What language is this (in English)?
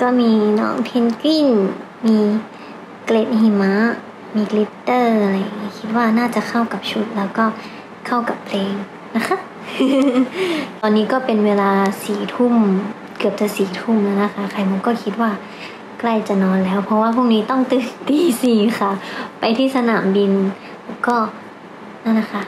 Thai